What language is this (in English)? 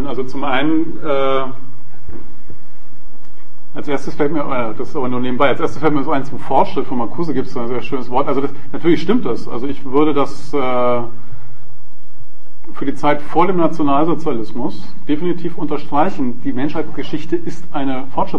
German